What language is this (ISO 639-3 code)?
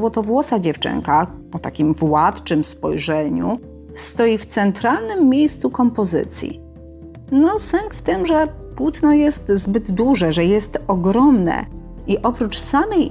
pol